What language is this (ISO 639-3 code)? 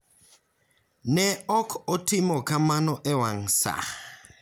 luo